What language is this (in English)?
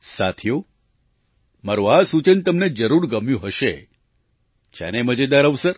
Gujarati